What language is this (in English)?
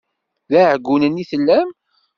Kabyle